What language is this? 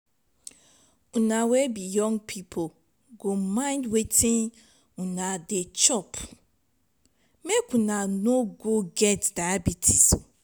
Nigerian Pidgin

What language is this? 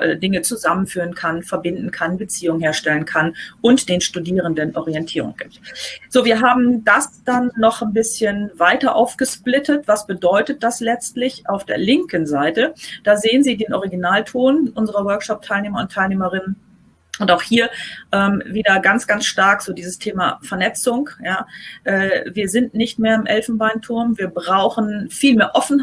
German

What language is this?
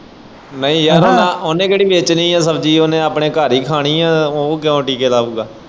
Punjabi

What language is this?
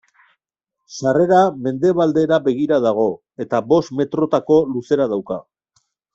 Basque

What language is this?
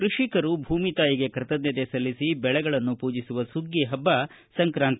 Kannada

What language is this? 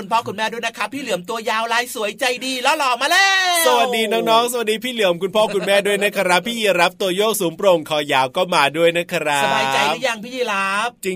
Thai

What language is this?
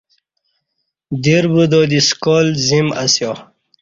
Kati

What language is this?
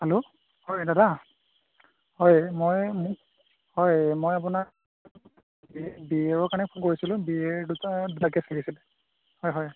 Assamese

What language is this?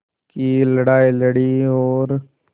Hindi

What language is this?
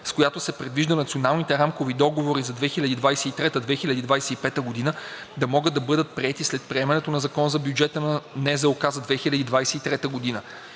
Bulgarian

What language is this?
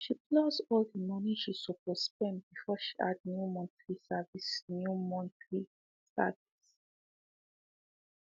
Nigerian Pidgin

